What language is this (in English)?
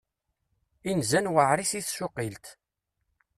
Kabyle